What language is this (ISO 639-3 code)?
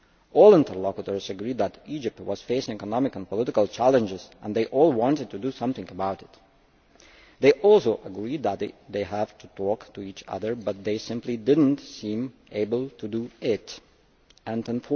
eng